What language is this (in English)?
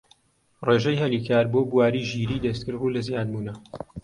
Central Kurdish